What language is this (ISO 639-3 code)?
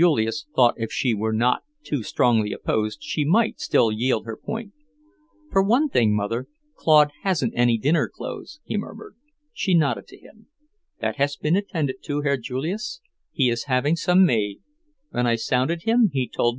eng